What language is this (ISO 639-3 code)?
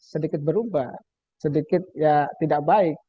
ind